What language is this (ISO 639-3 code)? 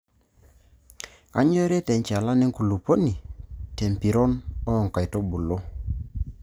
mas